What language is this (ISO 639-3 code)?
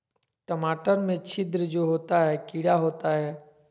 mag